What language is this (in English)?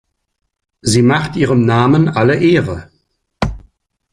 German